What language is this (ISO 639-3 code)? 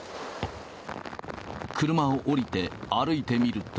jpn